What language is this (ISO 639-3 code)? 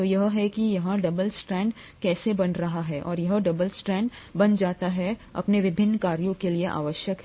hin